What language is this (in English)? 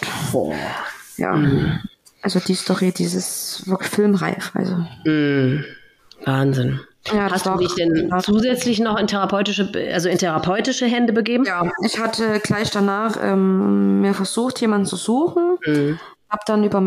German